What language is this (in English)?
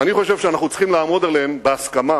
Hebrew